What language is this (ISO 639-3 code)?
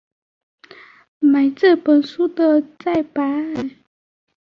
zho